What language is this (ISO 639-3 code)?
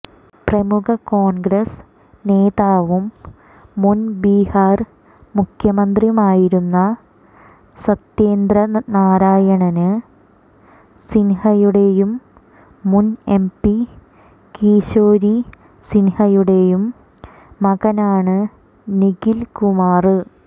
mal